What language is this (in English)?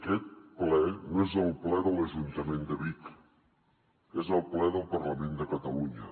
Catalan